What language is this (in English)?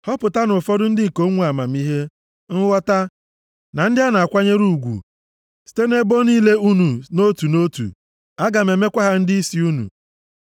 Igbo